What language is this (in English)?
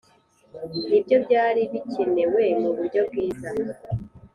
Kinyarwanda